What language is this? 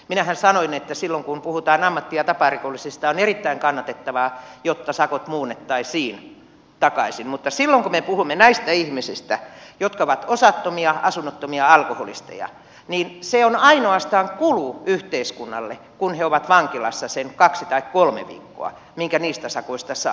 Finnish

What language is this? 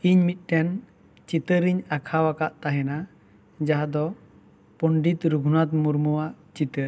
Santali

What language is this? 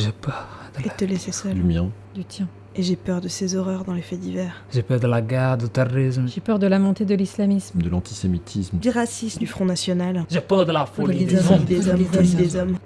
French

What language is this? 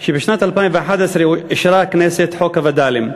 Hebrew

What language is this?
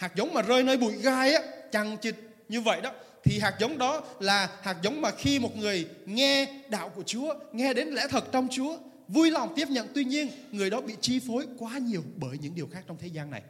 Vietnamese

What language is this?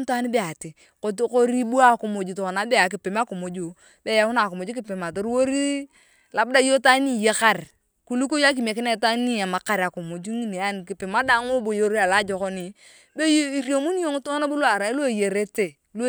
Turkana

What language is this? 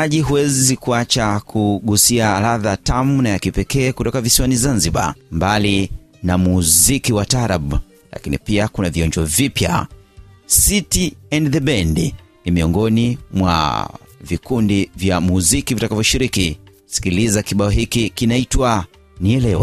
Swahili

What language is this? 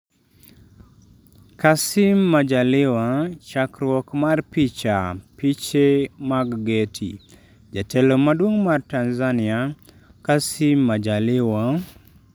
Luo (Kenya and Tanzania)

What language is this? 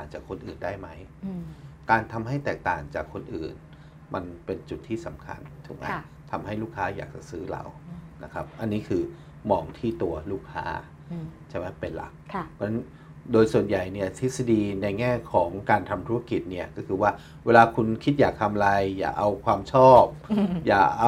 Thai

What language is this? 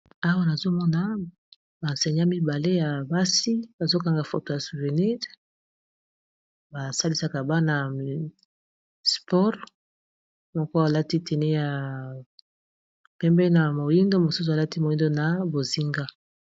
Lingala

